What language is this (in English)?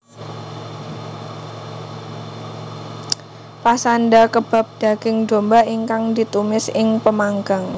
Javanese